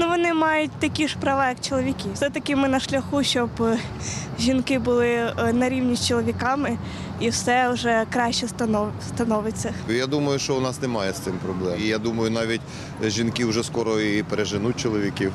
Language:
Ukrainian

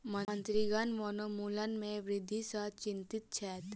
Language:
Maithili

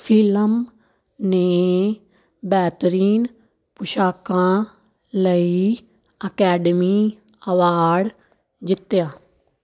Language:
Punjabi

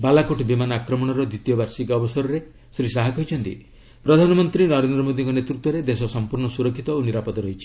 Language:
Odia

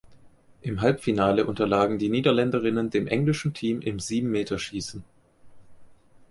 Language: German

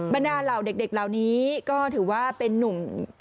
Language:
Thai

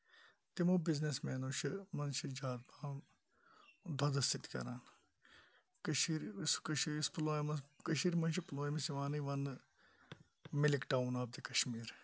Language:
Kashmiri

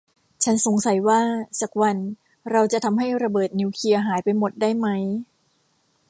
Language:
Thai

